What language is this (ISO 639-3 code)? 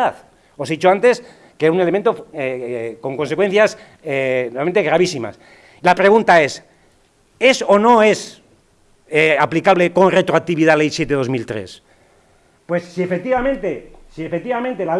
spa